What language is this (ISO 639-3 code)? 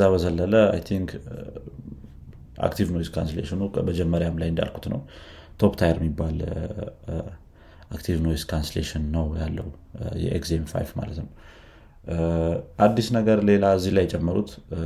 amh